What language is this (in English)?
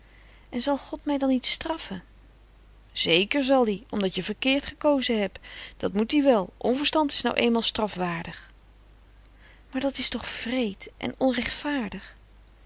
Dutch